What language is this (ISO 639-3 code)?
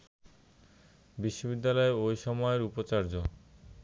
ben